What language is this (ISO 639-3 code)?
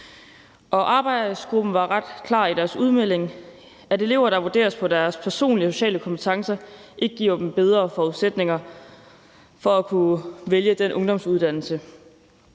dan